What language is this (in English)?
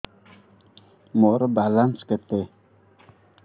Odia